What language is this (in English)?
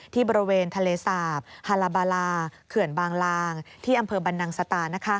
Thai